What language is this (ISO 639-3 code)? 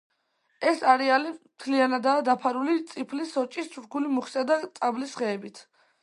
kat